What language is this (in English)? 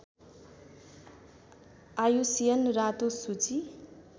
Nepali